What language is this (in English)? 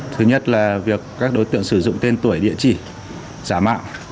Vietnamese